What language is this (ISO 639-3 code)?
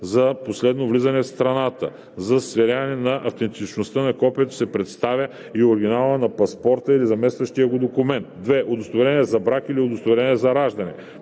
bul